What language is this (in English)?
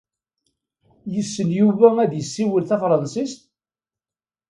Kabyle